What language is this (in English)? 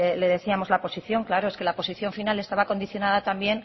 Spanish